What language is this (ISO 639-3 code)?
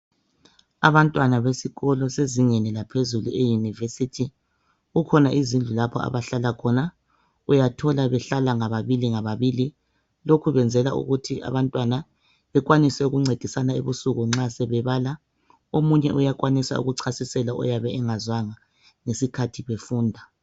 nde